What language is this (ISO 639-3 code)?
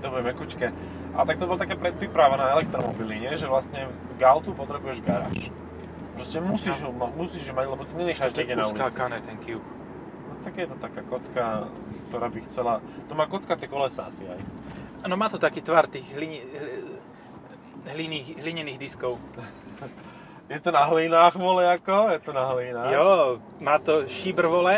slk